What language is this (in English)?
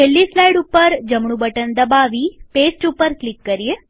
Gujarati